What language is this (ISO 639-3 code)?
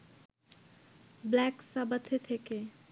ben